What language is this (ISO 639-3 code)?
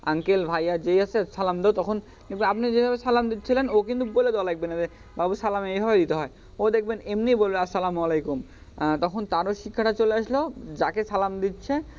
ben